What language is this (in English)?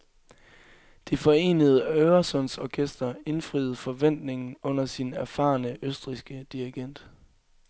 Danish